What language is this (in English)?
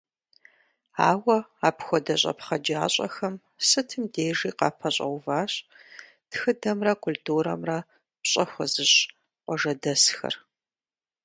Kabardian